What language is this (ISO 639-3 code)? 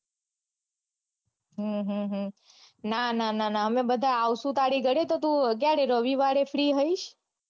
guj